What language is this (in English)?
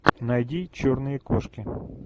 Russian